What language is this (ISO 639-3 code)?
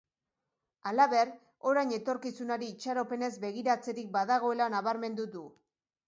eus